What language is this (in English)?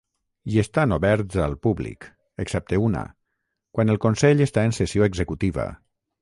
Catalan